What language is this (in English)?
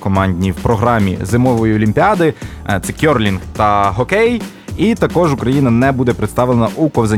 Ukrainian